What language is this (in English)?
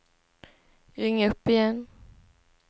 Swedish